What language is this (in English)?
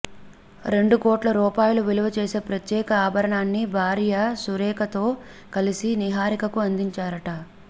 Telugu